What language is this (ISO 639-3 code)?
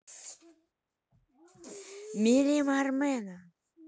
rus